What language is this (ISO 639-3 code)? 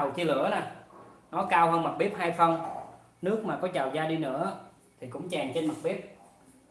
vie